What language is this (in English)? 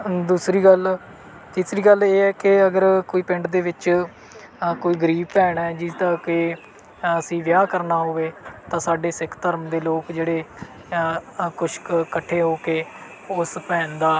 Punjabi